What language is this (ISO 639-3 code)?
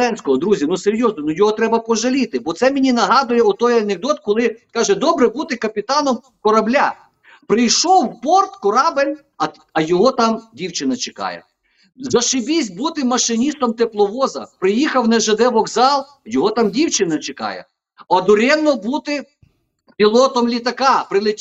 ukr